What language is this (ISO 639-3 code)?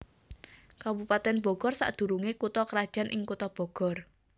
jav